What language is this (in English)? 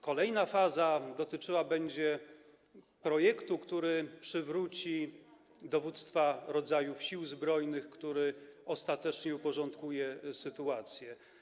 Polish